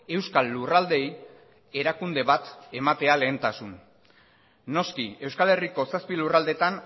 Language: Basque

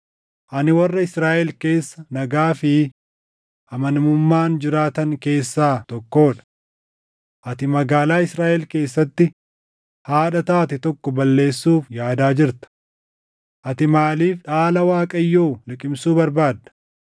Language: Oromo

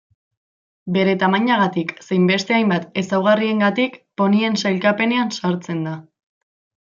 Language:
Basque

